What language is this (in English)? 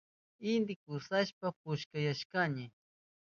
Southern Pastaza Quechua